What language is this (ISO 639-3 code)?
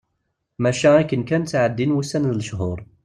kab